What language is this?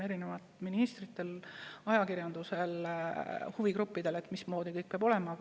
Estonian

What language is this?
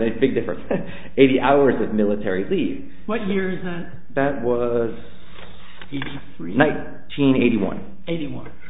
English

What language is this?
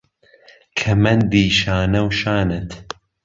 Central Kurdish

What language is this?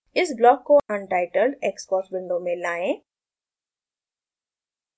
Hindi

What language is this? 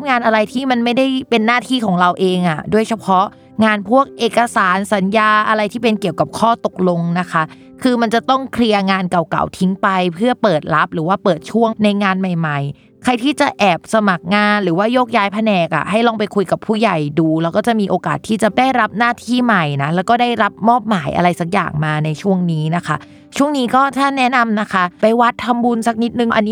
Thai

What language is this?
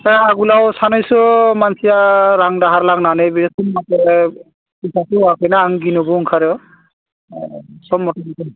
Bodo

